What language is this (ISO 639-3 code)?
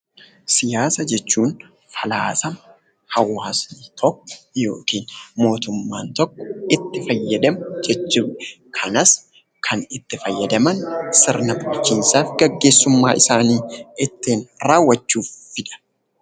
orm